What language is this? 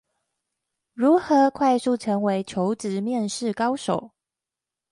Chinese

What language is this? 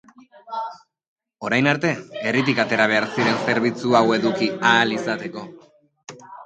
Basque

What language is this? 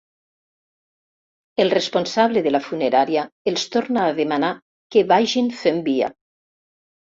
Catalan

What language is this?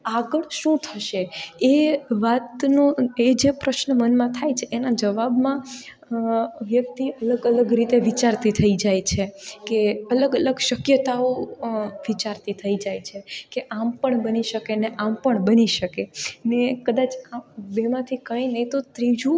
Gujarati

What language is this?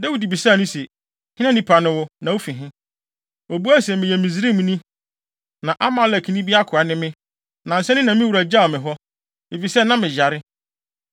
Akan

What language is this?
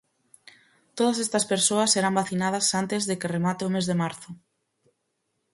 Galician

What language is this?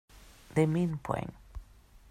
Swedish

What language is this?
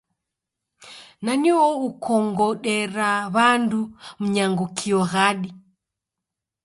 Taita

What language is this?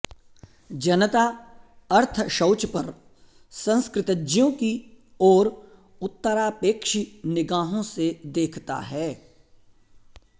Sanskrit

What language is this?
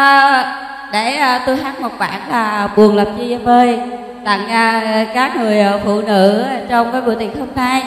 Vietnamese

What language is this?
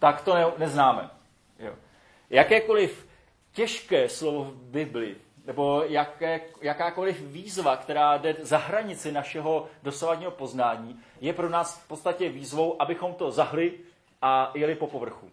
Czech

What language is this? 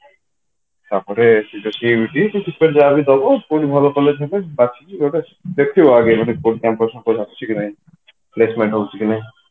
Odia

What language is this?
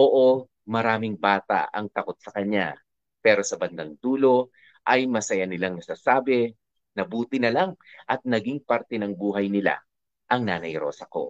Filipino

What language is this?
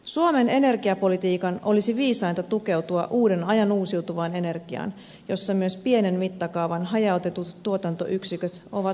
Finnish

